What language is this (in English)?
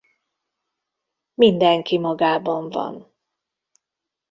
Hungarian